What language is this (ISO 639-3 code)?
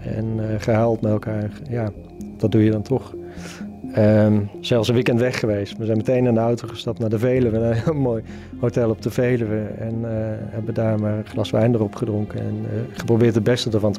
nld